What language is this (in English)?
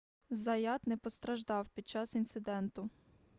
Ukrainian